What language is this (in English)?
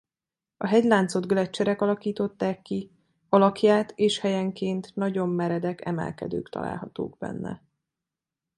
Hungarian